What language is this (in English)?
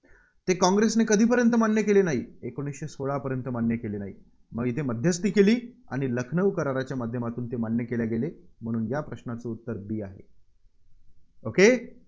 Marathi